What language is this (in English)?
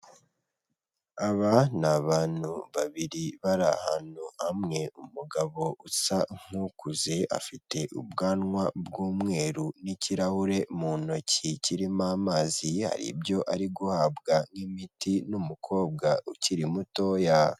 Kinyarwanda